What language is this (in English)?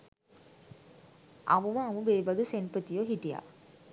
Sinhala